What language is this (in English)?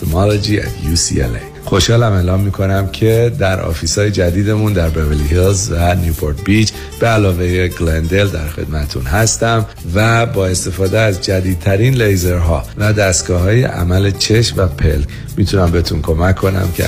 Persian